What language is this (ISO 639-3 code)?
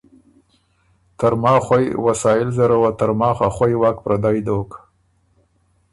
oru